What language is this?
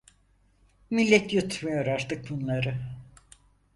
Turkish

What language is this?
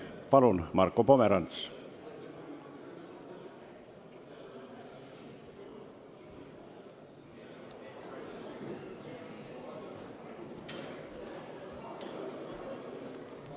Estonian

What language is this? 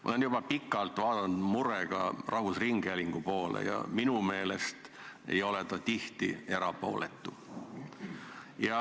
Estonian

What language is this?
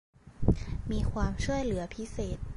Thai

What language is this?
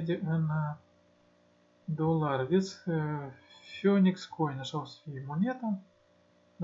Romanian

